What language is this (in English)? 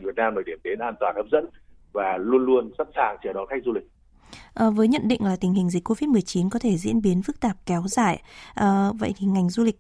Vietnamese